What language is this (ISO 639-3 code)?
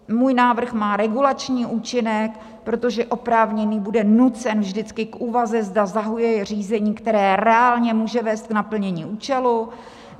ces